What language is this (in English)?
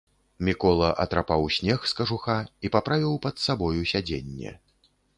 Belarusian